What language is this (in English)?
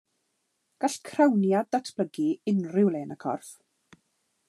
Welsh